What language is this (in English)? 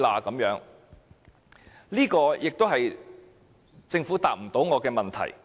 Cantonese